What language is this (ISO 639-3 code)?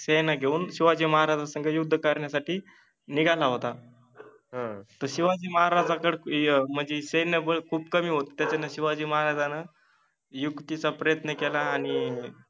mar